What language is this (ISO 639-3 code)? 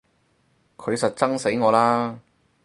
yue